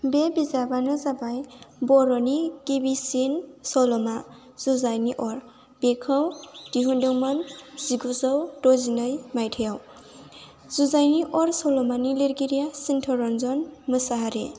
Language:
Bodo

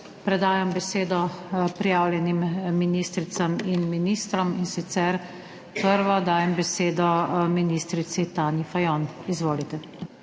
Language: Slovenian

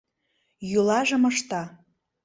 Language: Mari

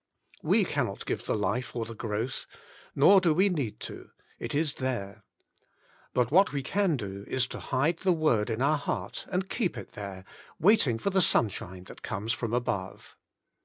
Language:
English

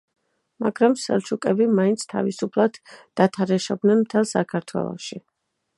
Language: Georgian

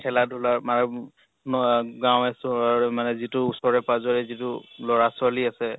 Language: Assamese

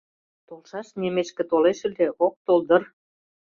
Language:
Mari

